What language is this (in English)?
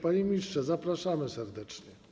Polish